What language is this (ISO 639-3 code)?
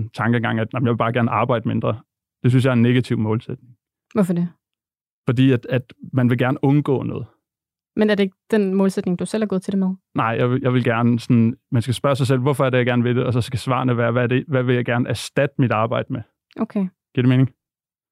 dan